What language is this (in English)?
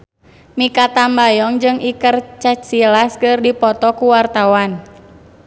Sundanese